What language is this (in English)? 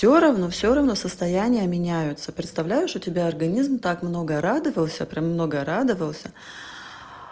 Russian